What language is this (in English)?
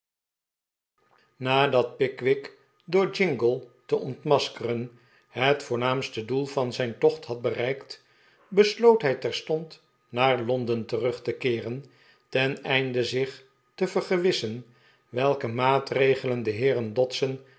Dutch